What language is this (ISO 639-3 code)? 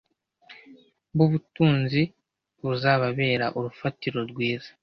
kin